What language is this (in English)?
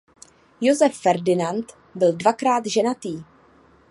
Czech